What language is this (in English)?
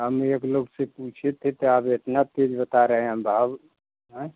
Hindi